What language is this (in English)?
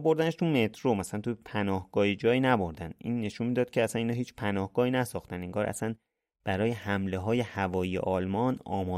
Persian